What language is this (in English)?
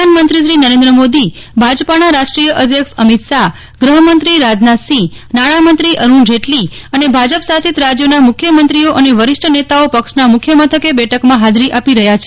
Gujarati